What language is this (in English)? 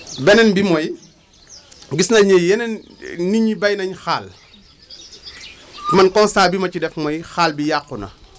Wolof